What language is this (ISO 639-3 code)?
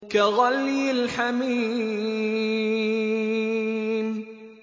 ara